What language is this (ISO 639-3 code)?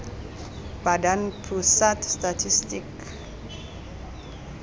tsn